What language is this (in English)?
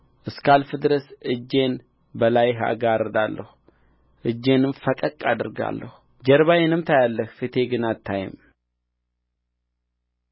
Amharic